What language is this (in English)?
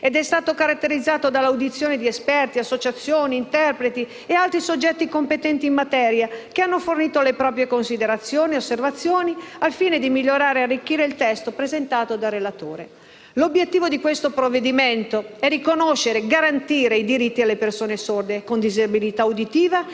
Italian